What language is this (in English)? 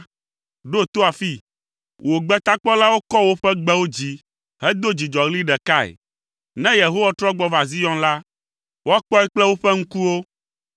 Ewe